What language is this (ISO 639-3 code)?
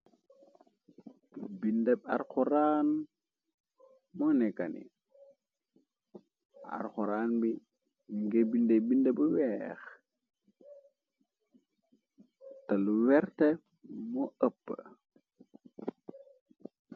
wol